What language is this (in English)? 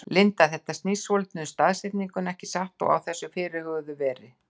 Icelandic